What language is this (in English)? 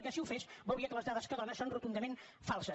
Catalan